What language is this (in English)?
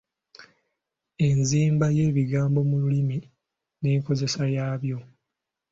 Ganda